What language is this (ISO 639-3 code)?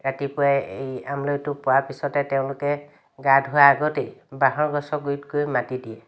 asm